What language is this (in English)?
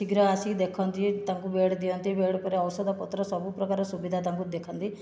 Odia